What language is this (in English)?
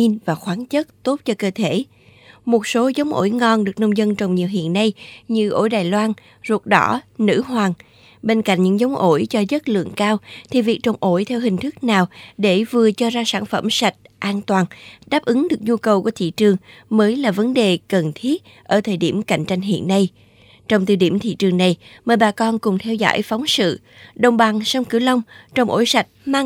Vietnamese